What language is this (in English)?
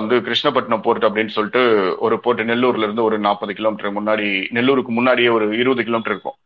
Tamil